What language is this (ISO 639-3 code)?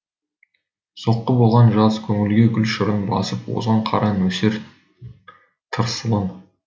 kaz